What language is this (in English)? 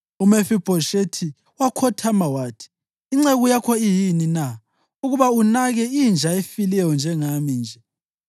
North Ndebele